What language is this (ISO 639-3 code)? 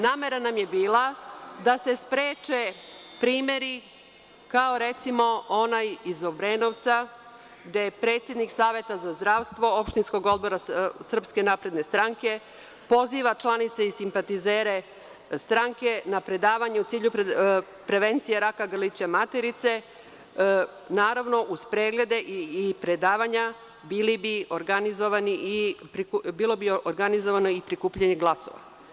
srp